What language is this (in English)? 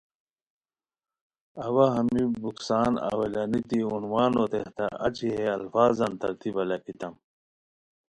Khowar